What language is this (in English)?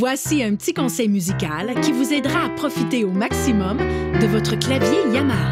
French